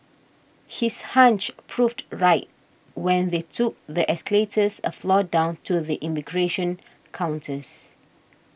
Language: English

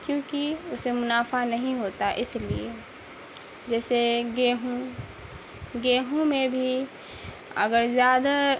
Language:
Urdu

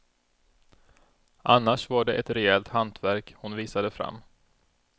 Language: Swedish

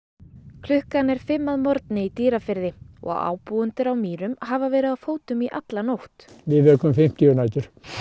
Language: Icelandic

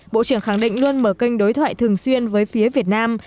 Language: Vietnamese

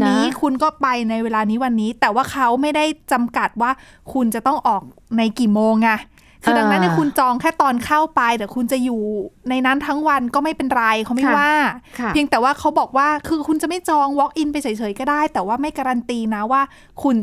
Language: Thai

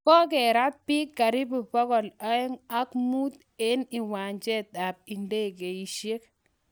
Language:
Kalenjin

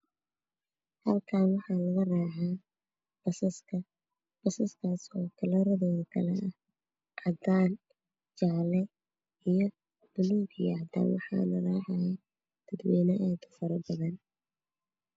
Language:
Somali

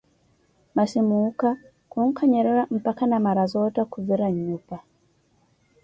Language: Koti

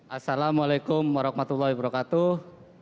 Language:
Indonesian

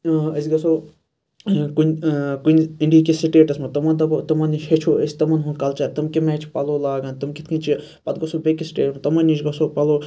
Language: Kashmiri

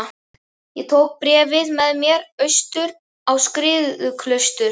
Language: Icelandic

